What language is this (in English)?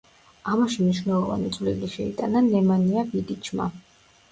Georgian